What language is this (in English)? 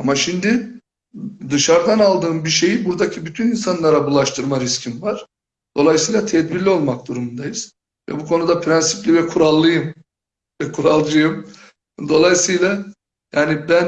Turkish